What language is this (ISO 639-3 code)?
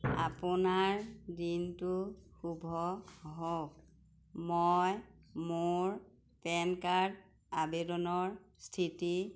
asm